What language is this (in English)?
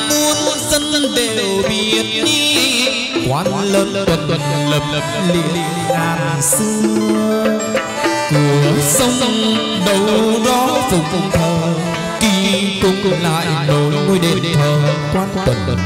Vietnamese